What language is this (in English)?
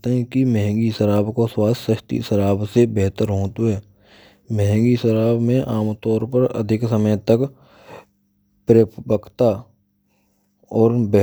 Braj